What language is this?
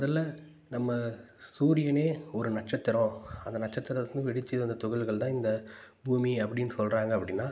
Tamil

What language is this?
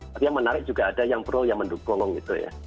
Indonesian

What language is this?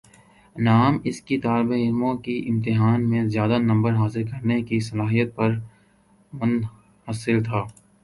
Urdu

